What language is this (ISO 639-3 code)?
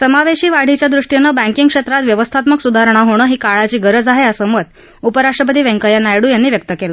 mar